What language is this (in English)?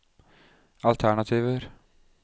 Norwegian